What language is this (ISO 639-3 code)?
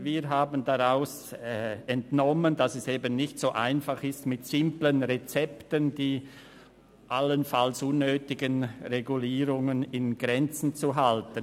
gsw